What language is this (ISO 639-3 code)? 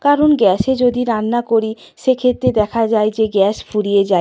ben